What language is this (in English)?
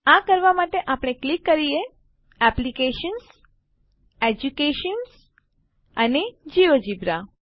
Gujarati